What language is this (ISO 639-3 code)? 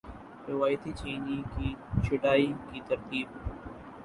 urd